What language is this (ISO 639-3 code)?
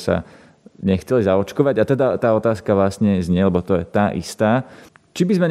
slk